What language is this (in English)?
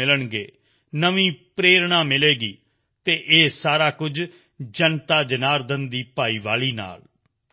Punjabi